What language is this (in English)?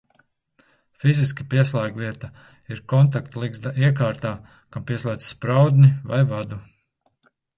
Latvian